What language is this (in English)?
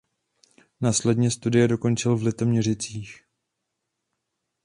Czech